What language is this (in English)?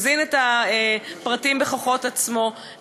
Hebrew